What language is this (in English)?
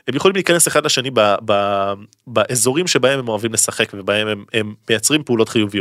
Hebrew